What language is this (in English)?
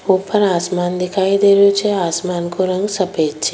Rajasthani